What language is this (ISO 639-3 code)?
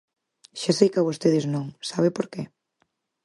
glg